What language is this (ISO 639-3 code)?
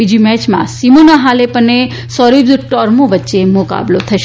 guj